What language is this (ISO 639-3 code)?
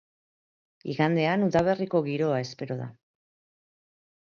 eus